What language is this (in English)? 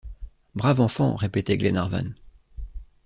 French